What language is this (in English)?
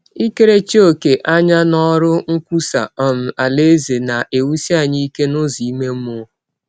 Igbo